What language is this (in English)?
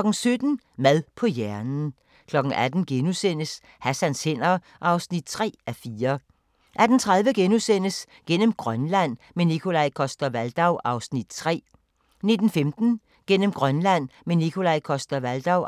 Danish